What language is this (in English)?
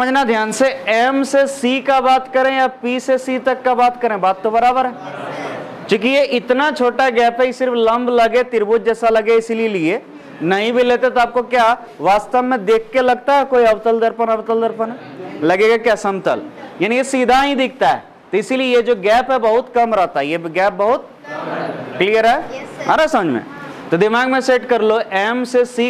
Hindi